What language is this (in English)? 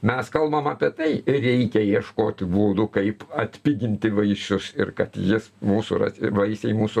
Lithuanian